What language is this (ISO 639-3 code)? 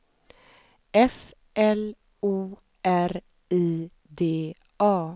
swe